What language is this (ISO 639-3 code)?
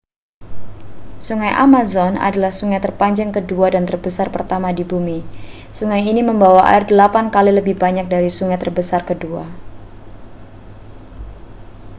ind